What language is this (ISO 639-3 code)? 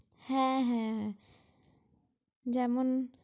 ben